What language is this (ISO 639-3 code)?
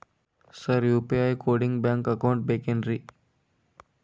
kan